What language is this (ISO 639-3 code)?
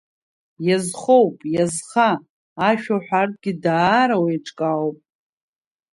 abk